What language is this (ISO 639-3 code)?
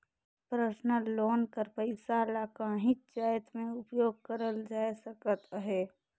hne